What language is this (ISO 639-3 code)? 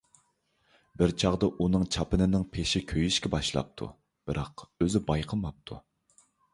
uig